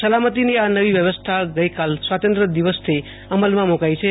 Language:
Gujarati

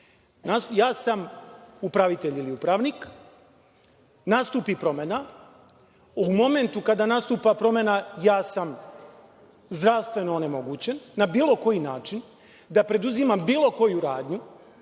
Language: Serbian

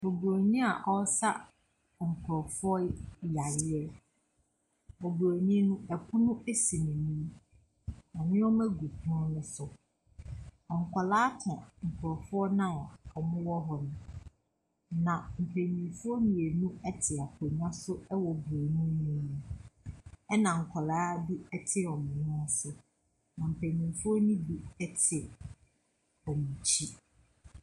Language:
Akan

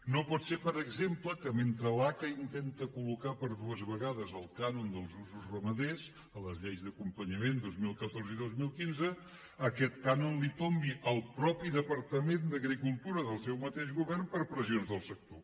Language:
Catalan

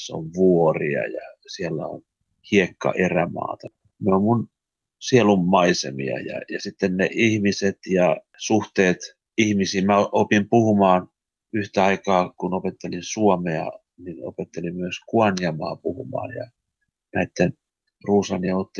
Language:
Finnish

